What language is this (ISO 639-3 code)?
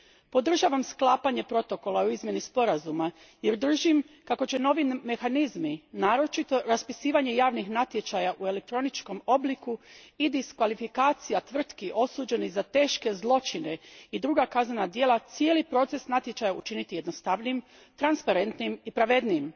hrv